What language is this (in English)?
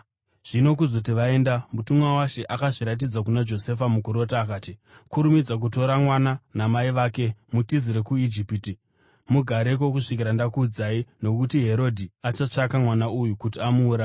Shona